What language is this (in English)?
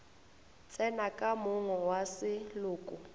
Northern Sotho